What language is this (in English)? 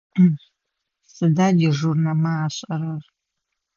Adyghe